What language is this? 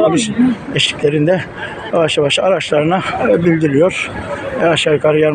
Turkish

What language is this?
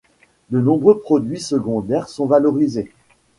French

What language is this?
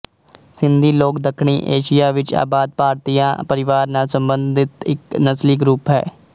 Punjabi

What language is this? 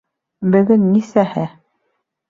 Bashkir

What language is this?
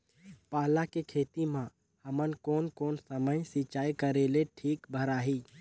Chhattisgarhi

